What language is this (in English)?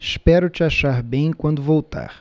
Portuguese